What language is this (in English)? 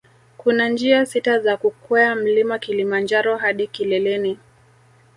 Swahili